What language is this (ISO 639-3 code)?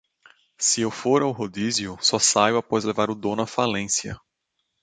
por